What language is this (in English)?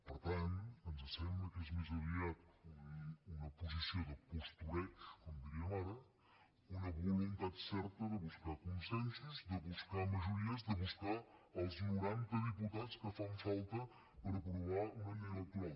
Catalan